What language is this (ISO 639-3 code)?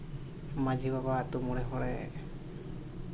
sat